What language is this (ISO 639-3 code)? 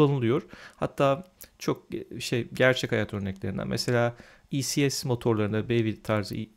tur